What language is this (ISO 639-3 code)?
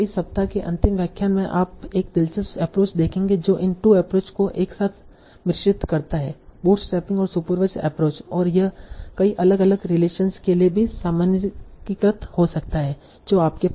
hin